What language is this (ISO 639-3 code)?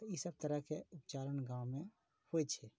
mai